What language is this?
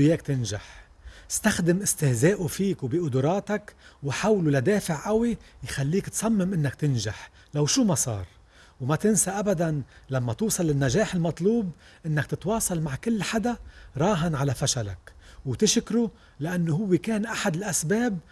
Arabic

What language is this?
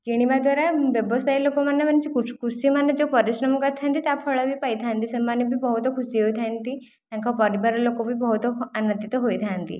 Odia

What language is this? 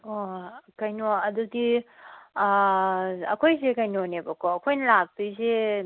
Manipuri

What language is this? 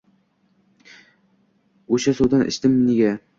Uzbek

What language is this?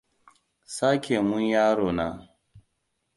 Hausa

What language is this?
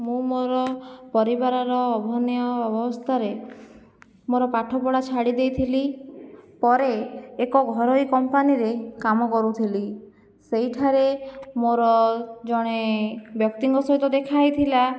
Odia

